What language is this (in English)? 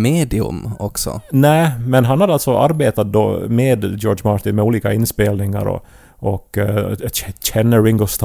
Swedish